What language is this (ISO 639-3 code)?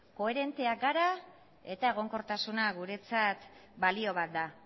eus